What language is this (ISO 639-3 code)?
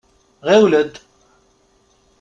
kab